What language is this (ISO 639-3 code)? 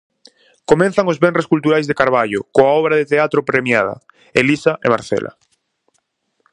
glg